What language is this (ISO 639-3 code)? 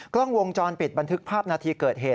tha